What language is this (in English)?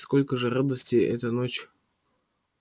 Russian